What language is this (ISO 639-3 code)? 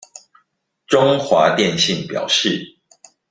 zho